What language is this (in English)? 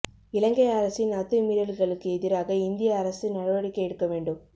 Tamil